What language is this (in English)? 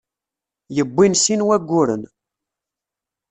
Kabyle